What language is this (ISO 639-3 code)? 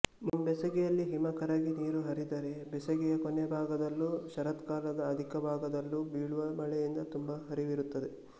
kan